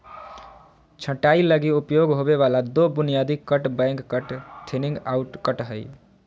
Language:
Magahi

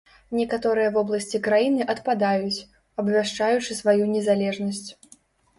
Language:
Belarusian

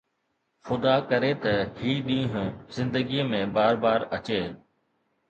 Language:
Sindhi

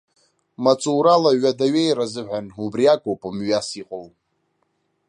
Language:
Abkhazian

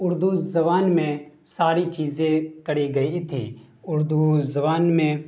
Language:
Urdu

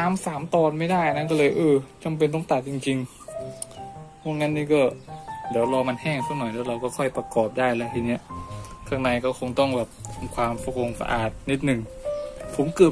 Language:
Thai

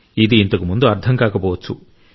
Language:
Telugu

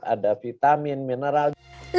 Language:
Indonesian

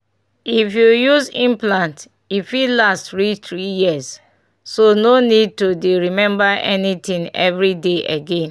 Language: Nigerian Pidgin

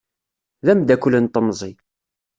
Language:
Kabyle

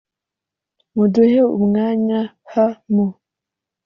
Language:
Kinyarwanda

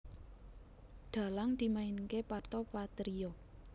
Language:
Javanese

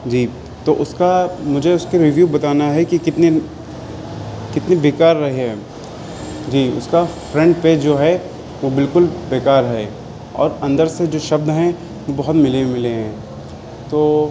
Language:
Urdu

